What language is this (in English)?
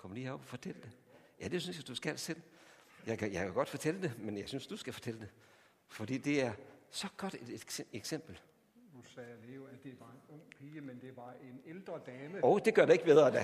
Danish